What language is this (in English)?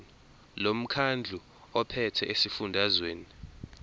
Zulu